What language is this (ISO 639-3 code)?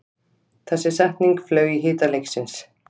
isl